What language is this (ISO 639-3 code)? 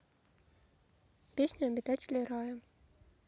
rus